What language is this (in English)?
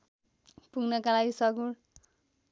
Nepali